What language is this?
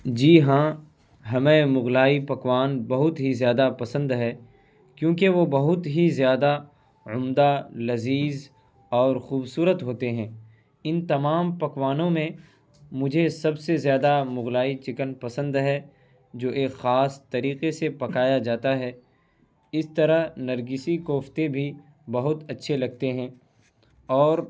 Urdu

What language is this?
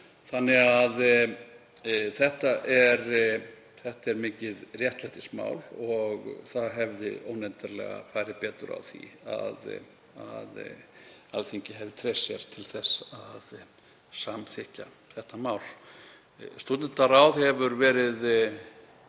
Icelandic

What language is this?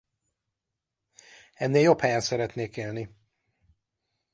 Hungarian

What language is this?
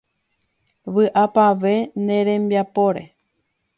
Guarani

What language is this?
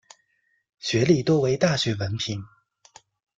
Chinese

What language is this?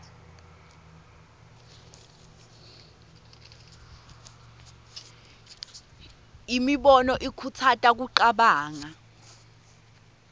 Swati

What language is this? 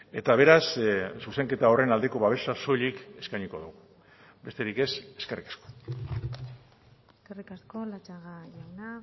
Basque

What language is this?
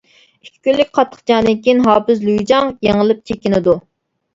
Uyghur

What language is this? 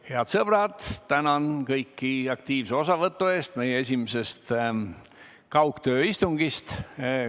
Estonian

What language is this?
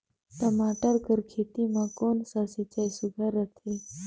Chhattisgarhi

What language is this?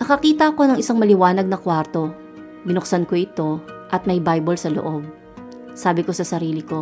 Filipino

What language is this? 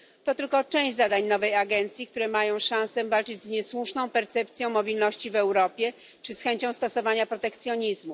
Polish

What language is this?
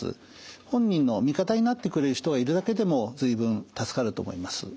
Japanese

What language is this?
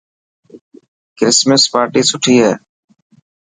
Dhatki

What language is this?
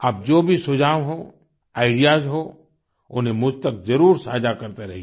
Hindi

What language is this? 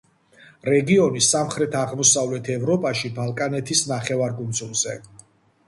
Georgian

